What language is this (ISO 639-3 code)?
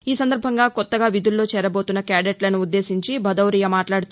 tel